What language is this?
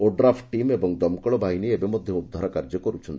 Odia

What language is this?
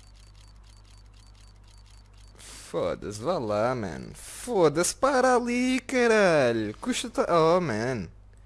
Portuguese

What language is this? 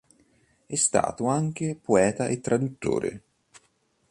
Italian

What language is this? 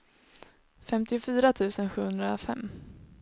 Swedish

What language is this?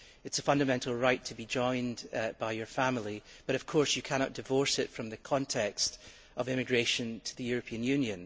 English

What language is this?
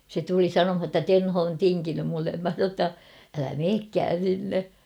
Finnish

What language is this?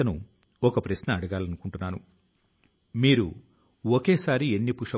Telugu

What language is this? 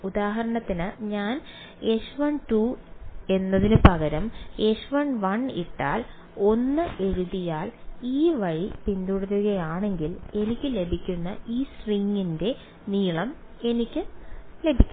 Malayalam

